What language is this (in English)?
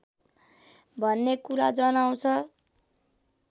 Nepali